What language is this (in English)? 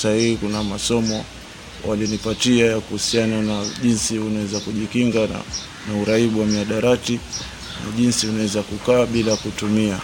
Swahili